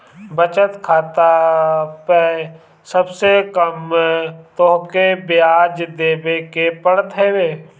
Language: Bhojpuri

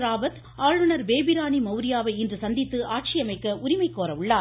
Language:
Tamil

